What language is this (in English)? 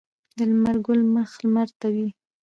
Pashto